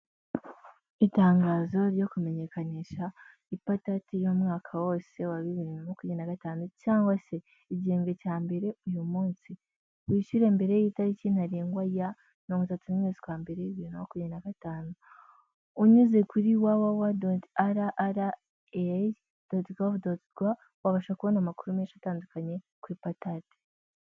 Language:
Kinyarwanda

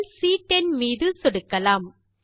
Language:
Tamil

